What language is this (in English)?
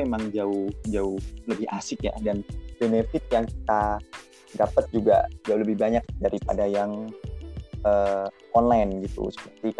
Indonesian